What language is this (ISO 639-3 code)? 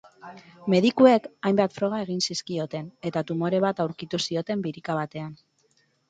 eus